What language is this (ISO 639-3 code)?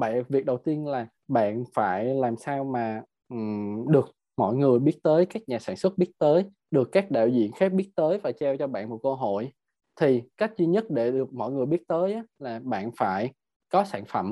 vie